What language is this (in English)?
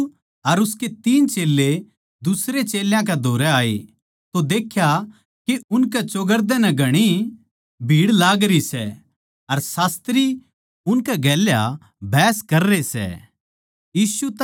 Haryanvi